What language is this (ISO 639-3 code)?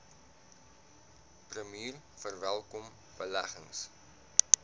afr